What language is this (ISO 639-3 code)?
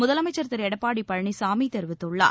tam